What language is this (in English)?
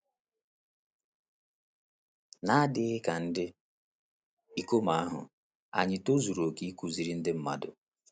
Igbo